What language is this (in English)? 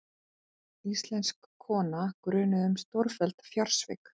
Icelandic